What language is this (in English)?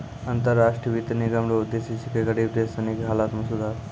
Maithili